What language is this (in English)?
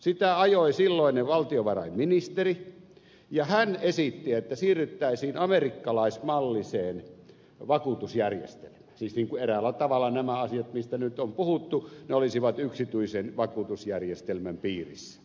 Finnish